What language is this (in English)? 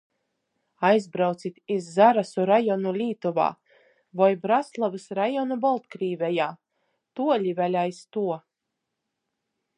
Latgalian